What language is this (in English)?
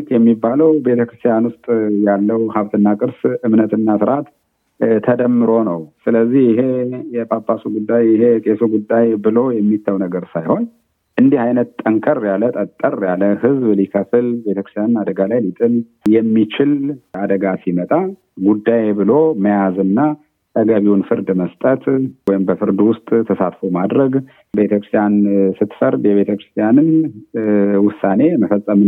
Amharic